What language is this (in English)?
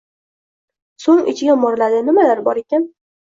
Uzbek